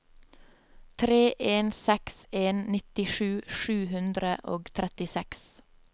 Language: Norwegian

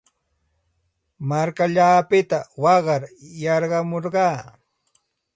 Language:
Santa Ana de Tusi Pasco Quechua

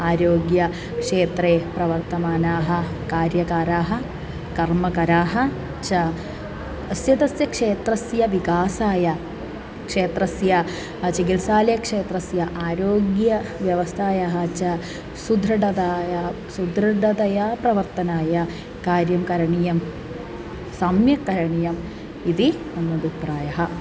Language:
Sanskrit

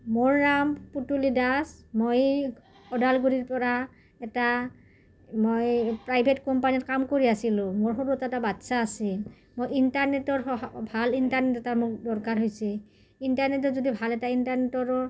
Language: Assamese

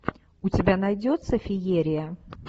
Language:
Russian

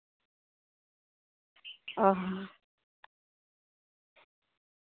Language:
Santali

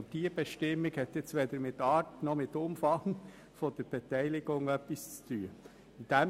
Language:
Swiss German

